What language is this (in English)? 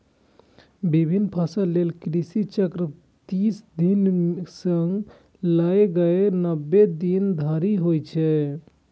Maithili